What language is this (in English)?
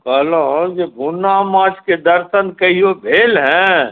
Maithili